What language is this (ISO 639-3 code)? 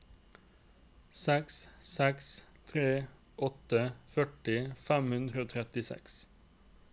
nor